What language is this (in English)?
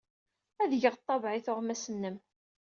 Kabyle